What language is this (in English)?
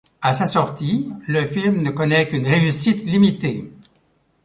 French